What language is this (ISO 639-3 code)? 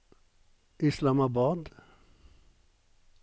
nor